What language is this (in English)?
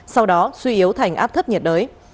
Vietnamese